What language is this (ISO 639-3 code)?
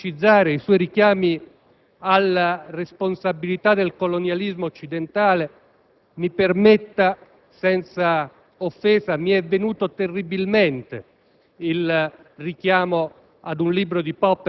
ita